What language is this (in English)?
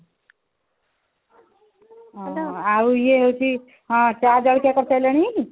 Odia